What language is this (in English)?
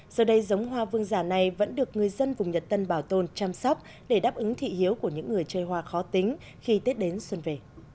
Vietnamese